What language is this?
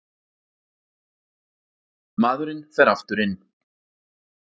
Icelandic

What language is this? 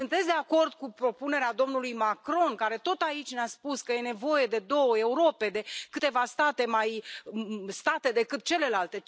Romanian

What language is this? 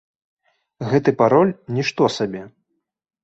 Belarusian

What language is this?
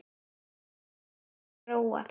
Icelandic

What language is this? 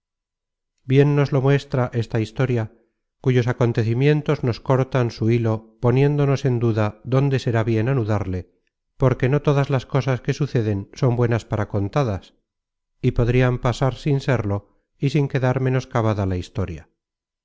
Spanish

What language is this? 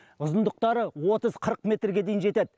Kazakh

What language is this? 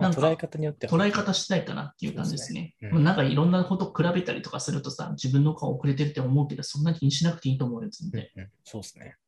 Japanese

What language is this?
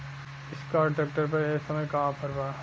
Bhojpuri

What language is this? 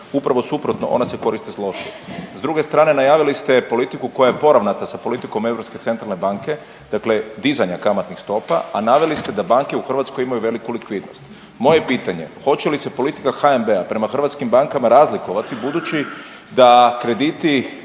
Croatian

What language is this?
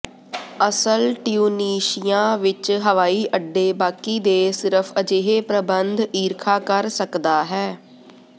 Punjabi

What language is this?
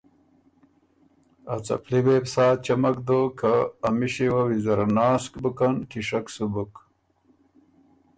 Ormuri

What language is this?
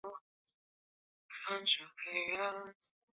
Chinese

